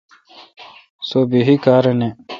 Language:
Kalkoti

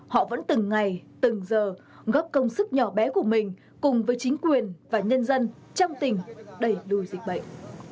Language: Vietnamese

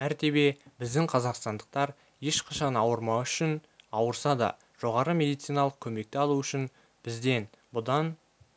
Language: Kazakh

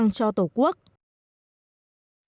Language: Vietnamese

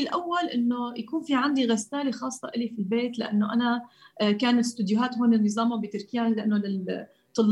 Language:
Arabic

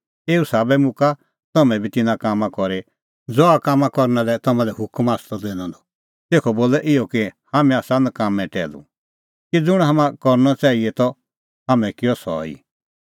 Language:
Kullu Pahari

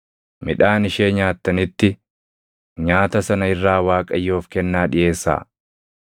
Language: Oromo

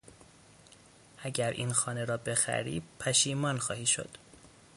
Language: Persian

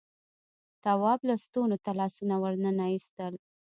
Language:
Pashto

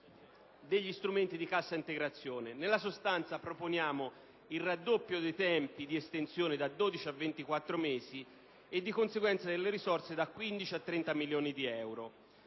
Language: Italian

